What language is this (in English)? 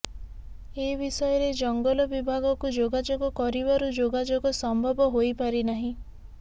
Odia